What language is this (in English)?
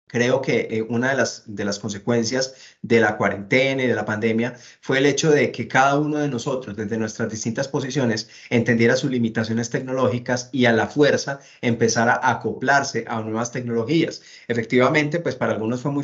Spanish